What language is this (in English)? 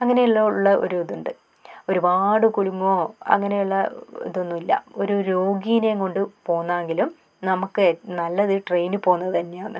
Malayalam